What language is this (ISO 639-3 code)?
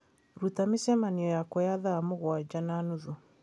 kik